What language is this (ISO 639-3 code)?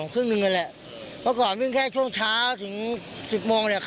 tha